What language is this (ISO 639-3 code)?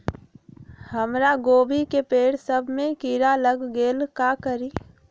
mag